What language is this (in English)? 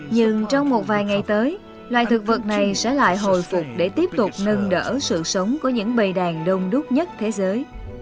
Vietnamese